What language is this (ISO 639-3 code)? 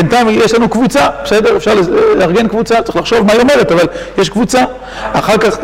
heb